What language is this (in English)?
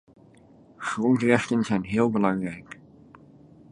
Dutch